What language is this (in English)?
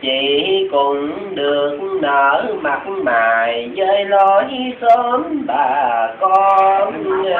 Vietnamese